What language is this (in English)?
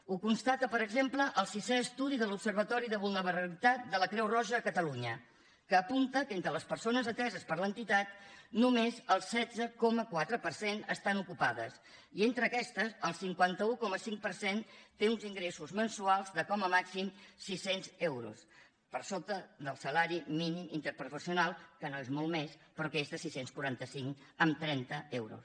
Catalan